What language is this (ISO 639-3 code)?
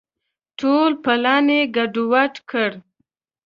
pus